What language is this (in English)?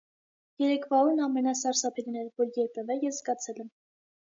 Armenian